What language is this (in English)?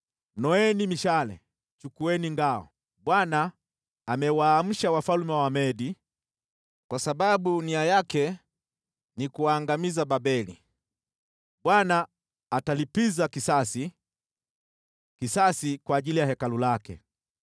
Swahili